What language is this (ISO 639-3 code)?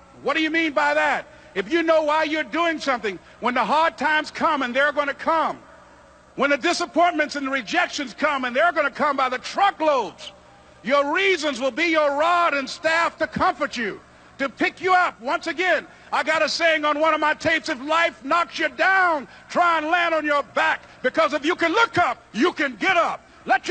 eng